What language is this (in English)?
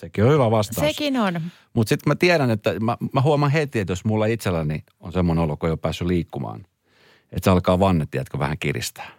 Finnish